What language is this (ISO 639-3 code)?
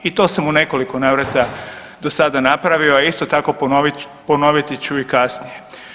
hrv